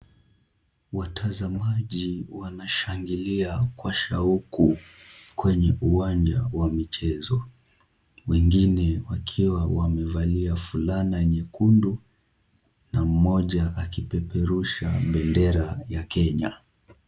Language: Swahili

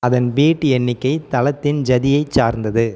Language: Tamil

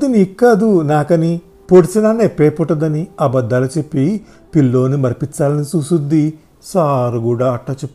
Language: Telugu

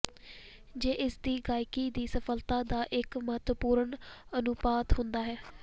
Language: Punjabi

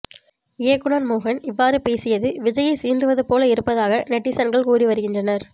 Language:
Tamil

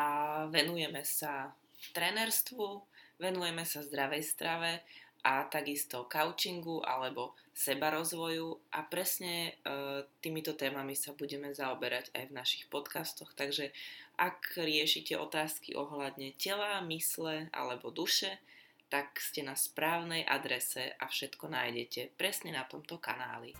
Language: Slovak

